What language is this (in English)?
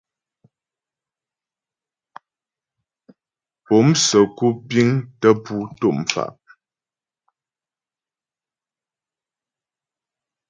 Ghomala